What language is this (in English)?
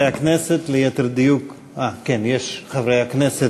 Hebrew